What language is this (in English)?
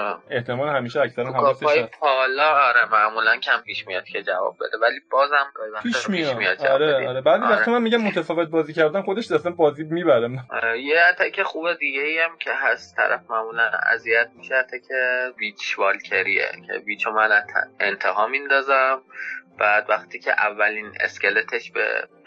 Persian